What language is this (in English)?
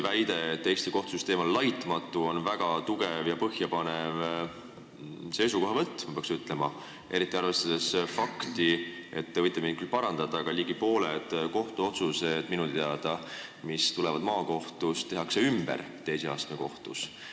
Estonian